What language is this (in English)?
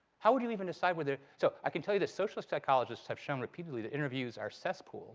English